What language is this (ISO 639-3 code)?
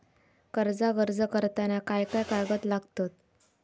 mar